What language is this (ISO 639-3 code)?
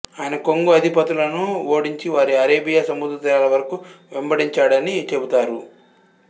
tel